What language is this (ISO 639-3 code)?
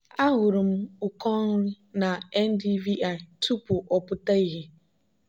ibo